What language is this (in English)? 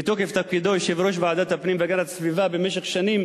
Hebrew